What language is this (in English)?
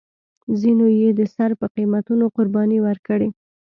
Pashto